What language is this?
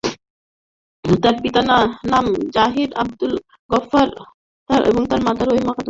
Bangla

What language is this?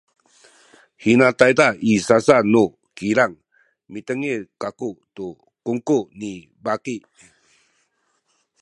Sakizaya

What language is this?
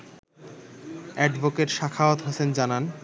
Bangla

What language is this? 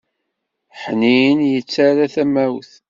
Kabyle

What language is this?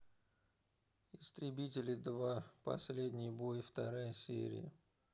Russian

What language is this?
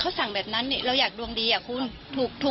Thai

